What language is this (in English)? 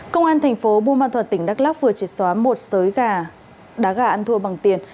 Vietnamese